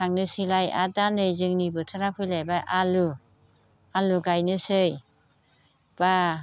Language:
Bodo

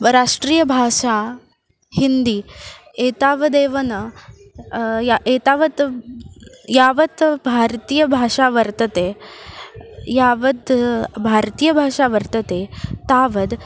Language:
Sanskrit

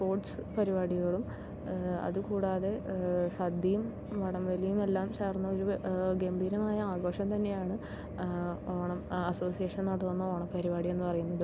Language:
Malayalam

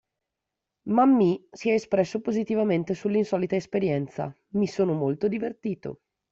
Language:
Italian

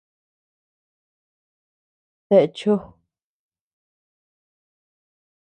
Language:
Tepeuxila Cuicatec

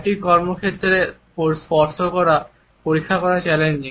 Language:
Bangla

